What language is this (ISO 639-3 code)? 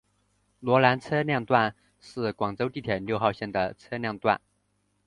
zho